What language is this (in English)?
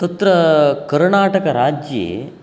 Sanskrit